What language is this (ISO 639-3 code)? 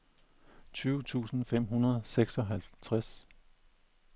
dan